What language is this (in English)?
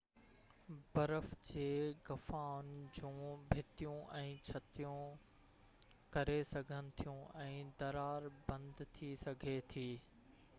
Sindhi